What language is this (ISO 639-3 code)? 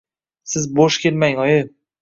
uzb